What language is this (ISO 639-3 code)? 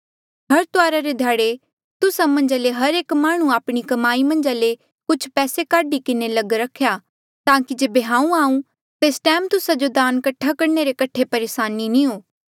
mjl